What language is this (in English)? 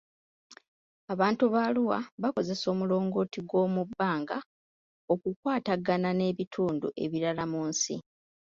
Ganda